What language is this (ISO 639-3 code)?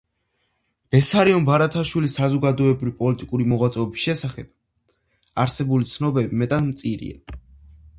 kat